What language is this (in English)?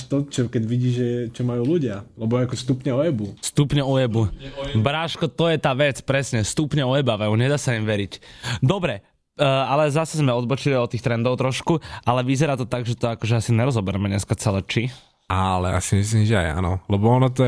Slovak